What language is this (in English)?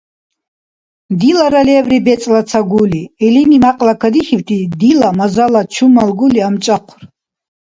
Dargwa